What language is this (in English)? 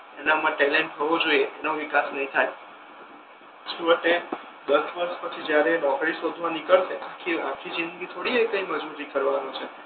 Gujarati